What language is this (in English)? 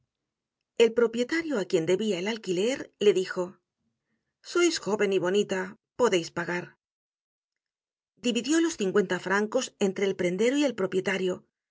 Spanish